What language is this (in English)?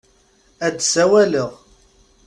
Kabyle